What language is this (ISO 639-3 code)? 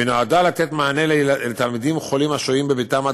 heb